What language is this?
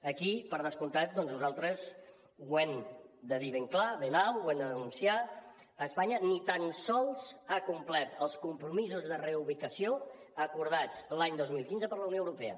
Catalan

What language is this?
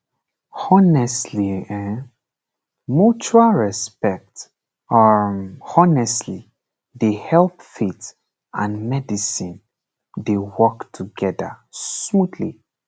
Nigerian Pidgin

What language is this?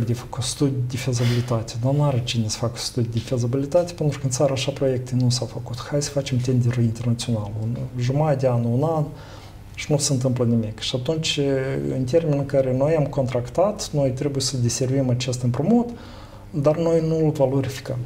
Romanian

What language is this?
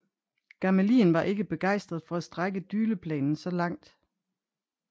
Danish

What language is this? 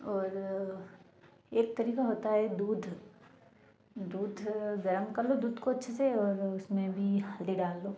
Hindi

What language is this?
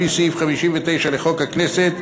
Hebrew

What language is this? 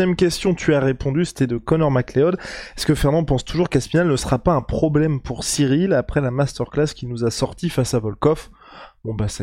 French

